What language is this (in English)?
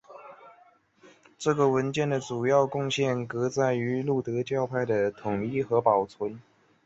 Chinese